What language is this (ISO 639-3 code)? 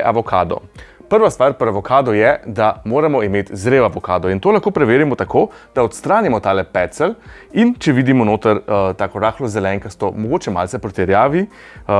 slv